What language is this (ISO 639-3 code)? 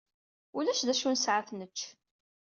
kab